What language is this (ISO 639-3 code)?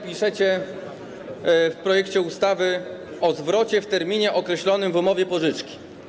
pol